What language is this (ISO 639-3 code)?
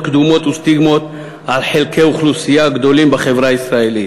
heb